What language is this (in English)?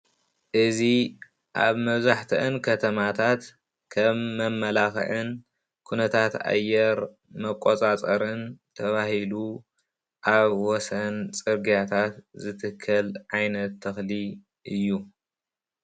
Tigrinya